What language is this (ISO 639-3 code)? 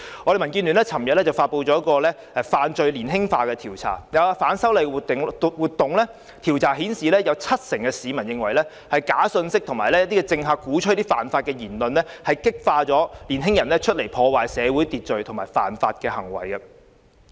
yue